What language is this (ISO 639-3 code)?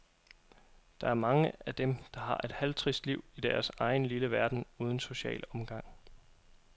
dan